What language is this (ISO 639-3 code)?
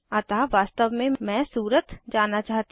hin